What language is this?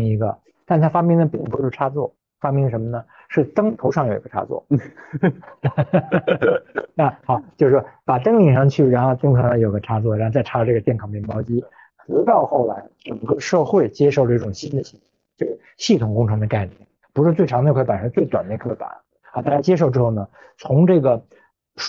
Chinese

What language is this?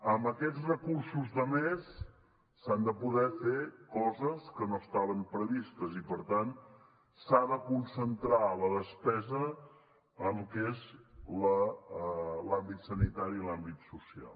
Catalan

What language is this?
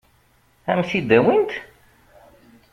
Kabyle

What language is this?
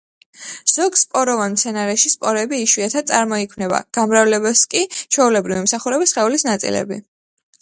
Georgian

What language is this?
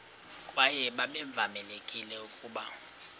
Xhosa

